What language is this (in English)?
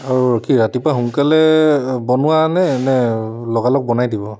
Assamese